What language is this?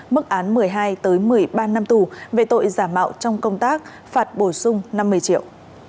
Vietnamese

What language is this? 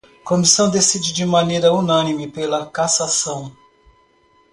Portuguese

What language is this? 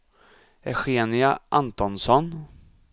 Swedish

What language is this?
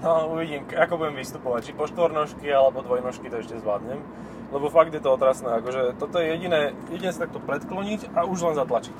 Slovak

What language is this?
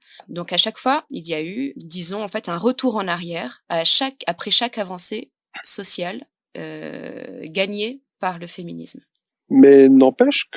French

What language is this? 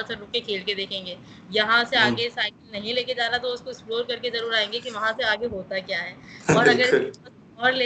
Urdu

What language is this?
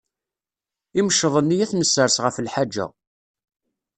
Kabyle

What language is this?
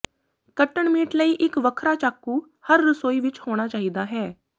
Punjabi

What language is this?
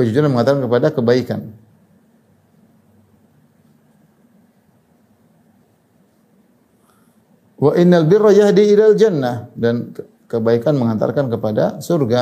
Indonesian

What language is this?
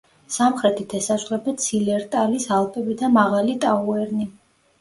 Georgian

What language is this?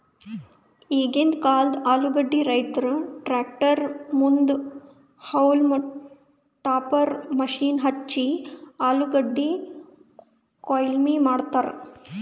Kannada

